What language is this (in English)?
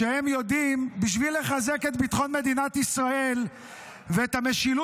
Hebrew